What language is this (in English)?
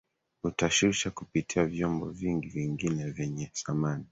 Swahili